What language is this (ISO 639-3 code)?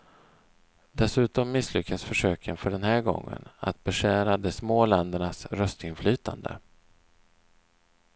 swe